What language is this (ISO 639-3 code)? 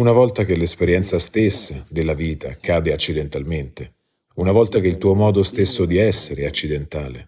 ita